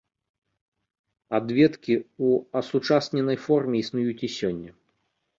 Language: Belarusian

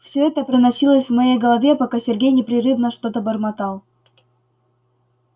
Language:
Russian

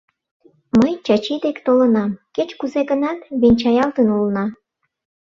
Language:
Mari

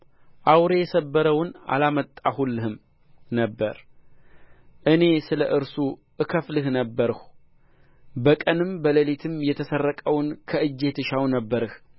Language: Amharic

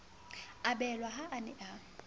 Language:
Southern Sotho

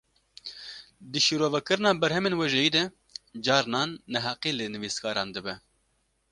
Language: Kurdish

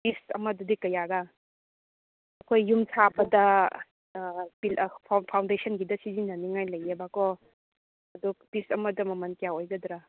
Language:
Manipuri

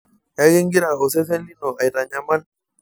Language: Masai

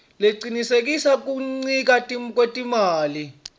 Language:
Swati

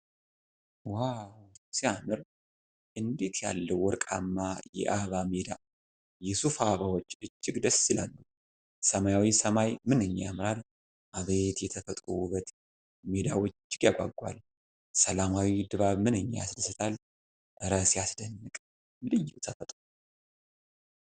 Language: Amharic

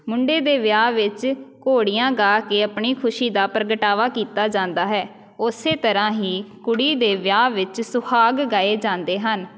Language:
Punjabi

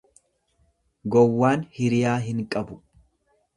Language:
Oromo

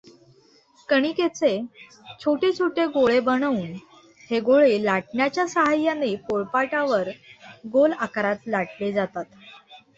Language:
Marathi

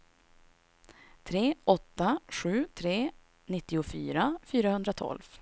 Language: Swedish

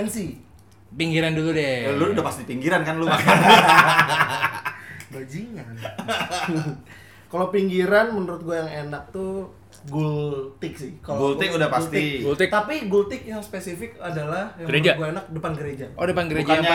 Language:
Indonesian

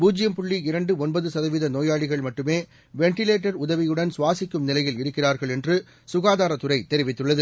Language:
Tamil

